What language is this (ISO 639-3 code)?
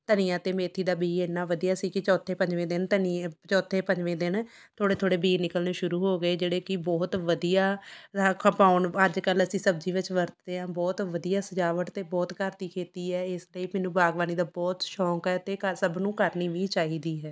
pan